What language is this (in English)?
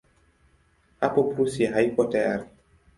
Swahili